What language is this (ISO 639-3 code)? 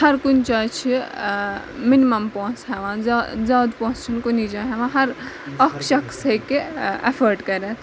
kas